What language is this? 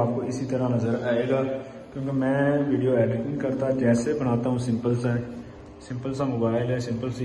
Hindi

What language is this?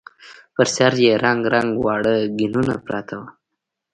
Pashto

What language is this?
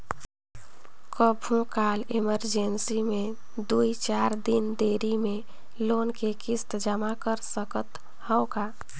Chhattisgarhi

